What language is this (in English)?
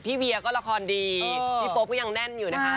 Thai